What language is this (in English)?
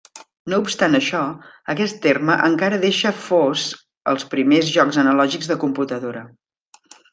Catalan